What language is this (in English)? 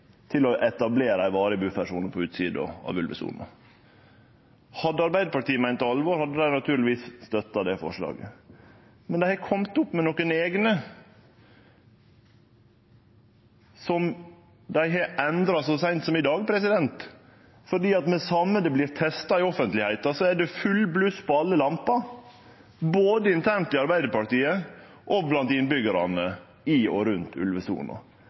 Norwegian Nynorsk